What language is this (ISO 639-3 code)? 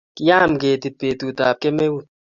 kln